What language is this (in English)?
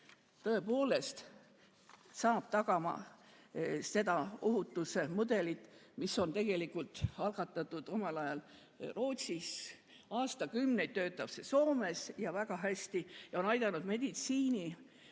Estonian